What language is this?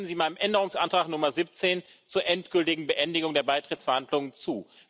German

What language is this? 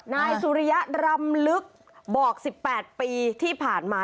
Thai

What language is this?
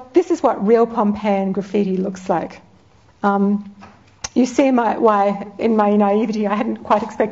English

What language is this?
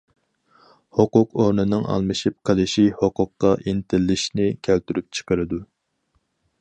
Uyghur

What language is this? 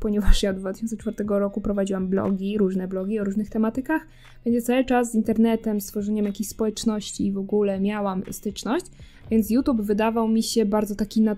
Polish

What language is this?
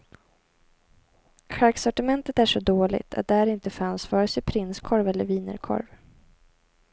Swedish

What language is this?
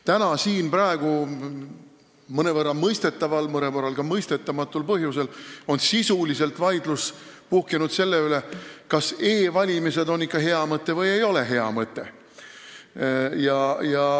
Estonian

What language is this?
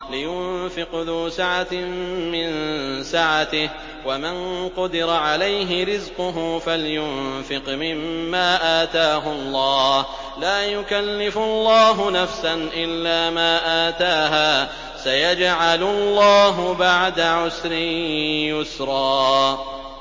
Arabic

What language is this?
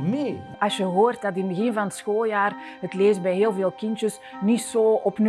Dutch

